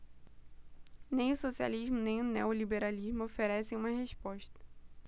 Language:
Portuguese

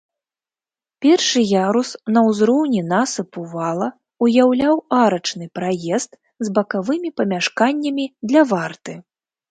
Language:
Belarusian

